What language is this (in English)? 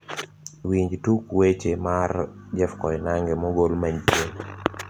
Luo (Kenya and Tanzania)